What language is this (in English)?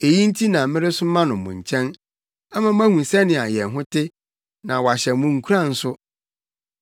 Akan